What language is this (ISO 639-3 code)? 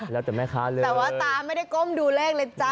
tha